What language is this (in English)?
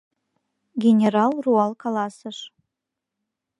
Mari